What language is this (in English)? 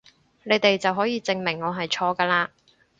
Cantonese